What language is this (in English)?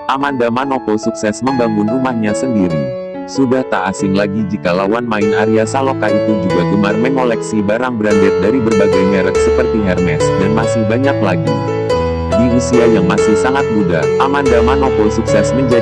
Indonesian